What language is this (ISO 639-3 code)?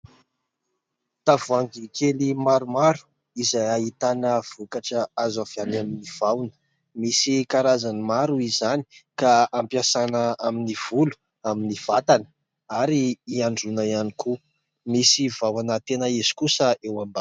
mlg